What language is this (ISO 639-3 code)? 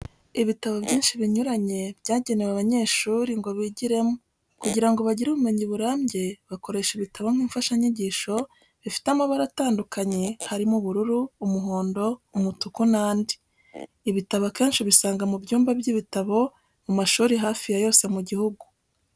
kin